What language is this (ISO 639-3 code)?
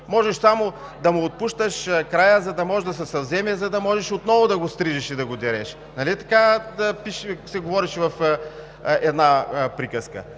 bul